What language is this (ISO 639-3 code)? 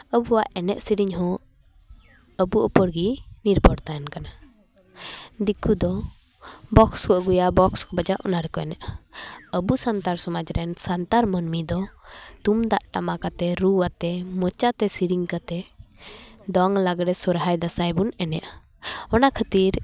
sat